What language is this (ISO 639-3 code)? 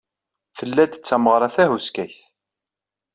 kab